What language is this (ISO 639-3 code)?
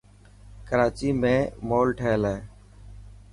mki